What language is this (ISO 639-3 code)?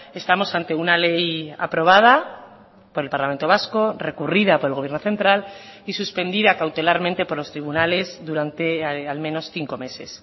spa